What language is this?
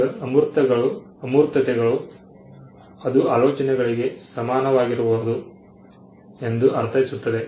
Kannada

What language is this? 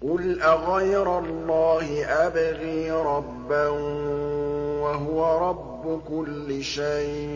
Arabic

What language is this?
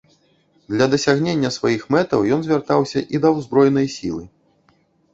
Belarusian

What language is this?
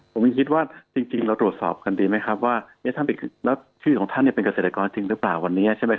Thai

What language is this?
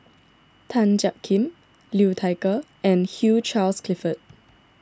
English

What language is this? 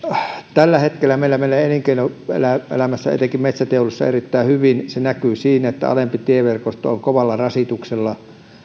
Finnish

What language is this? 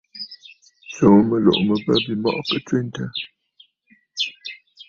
Bafut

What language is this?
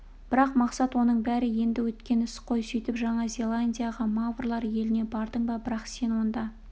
Kazakh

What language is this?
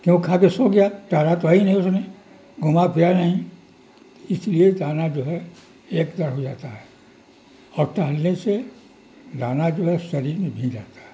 Urdu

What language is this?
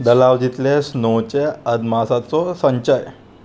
Konkani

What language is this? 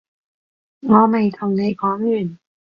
Cantonese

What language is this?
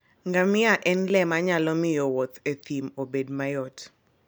Luo (Kenya and Tanzania)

